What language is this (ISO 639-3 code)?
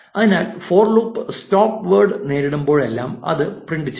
mal